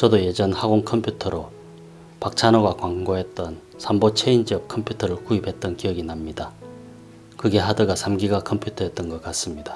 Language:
Korean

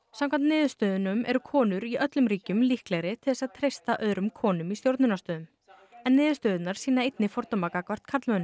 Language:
Icelandic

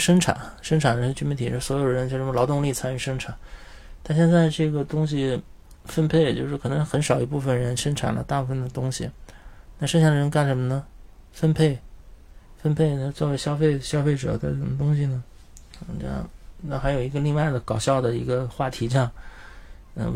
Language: Chinese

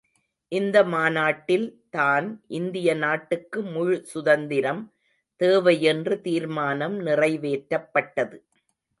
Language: Tamil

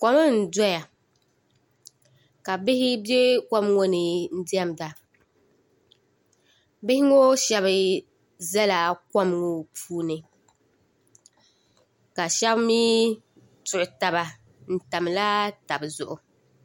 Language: Dagbani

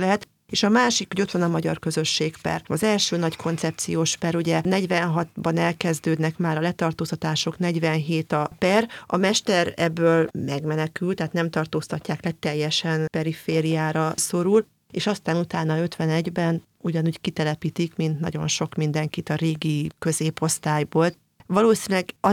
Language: Hungarian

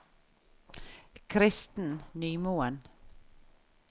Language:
Norwegian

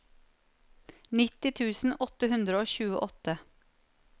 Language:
Norwegian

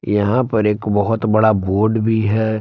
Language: Hindi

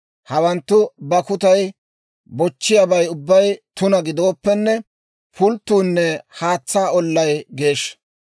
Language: Dawro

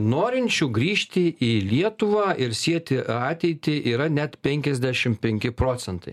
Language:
Lithuanian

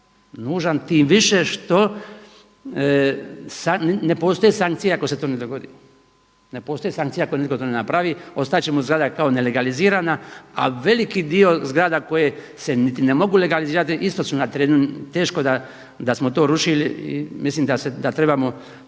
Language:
Croatian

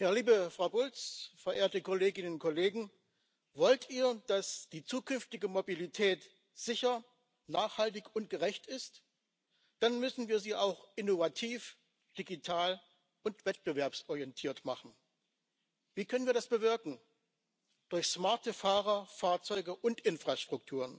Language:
Dutch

